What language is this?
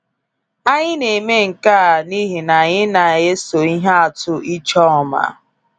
Igbo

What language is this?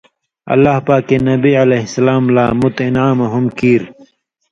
Indus Kohistani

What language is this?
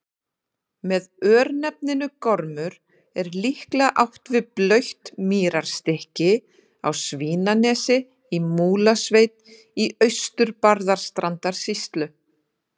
Icelandic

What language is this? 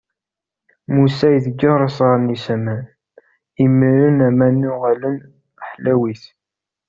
Kabyle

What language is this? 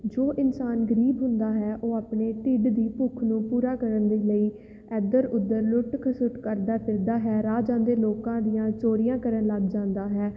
Punjabi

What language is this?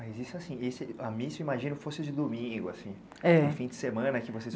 Portuguese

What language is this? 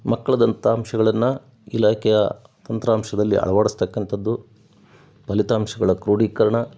Kannada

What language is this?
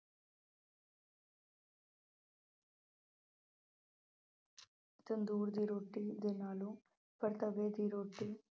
Punjabi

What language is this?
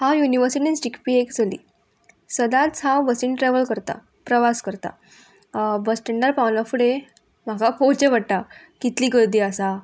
Konkani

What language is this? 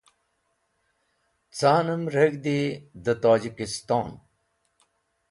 Wakhi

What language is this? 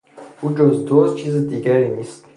Persian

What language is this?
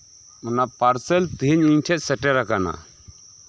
Santali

